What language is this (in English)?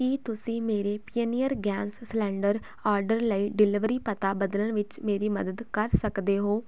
Punjabi